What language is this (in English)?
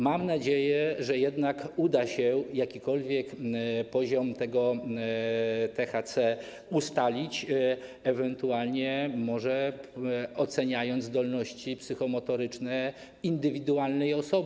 Polish